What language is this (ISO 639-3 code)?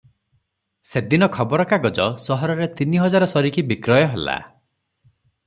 ori